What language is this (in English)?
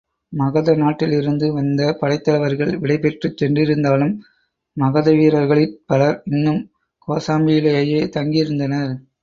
Tamil